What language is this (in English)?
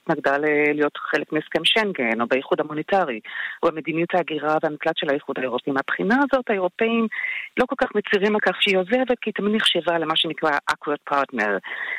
Hebrew